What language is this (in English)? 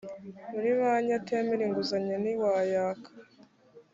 Kinyarwanda